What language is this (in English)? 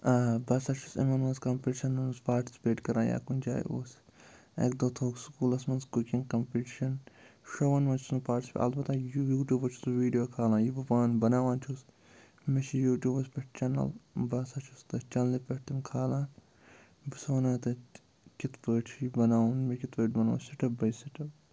Kashmiri